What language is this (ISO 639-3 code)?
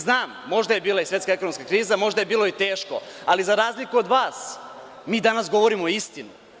srp